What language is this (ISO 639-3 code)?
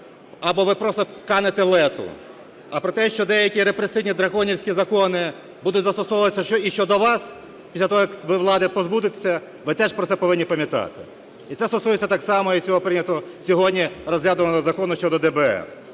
ukr